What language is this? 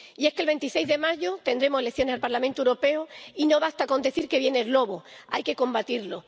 Spanish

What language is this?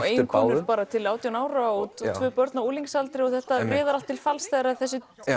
Icelandic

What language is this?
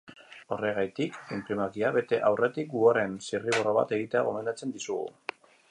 Basque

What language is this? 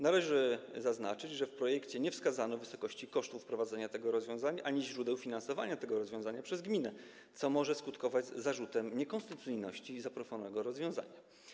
Polish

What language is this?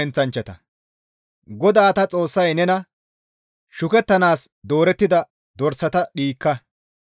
Gamo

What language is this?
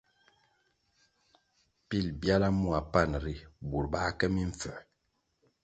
Kwasio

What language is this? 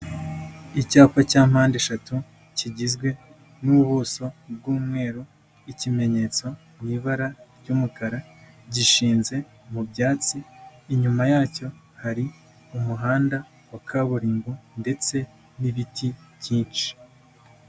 Kinyarwanda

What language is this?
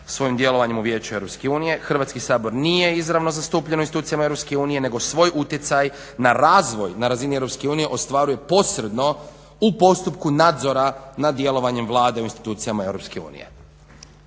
Croatian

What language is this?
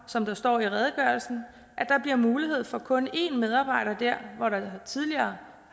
Danish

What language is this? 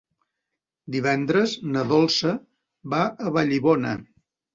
Catalan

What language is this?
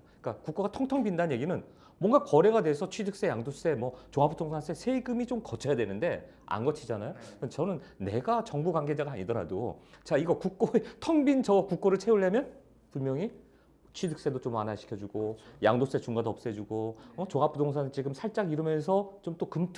Korean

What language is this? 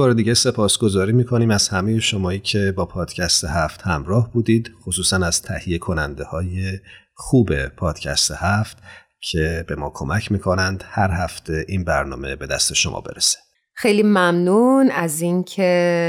Persian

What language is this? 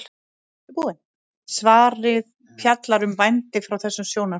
Icelandic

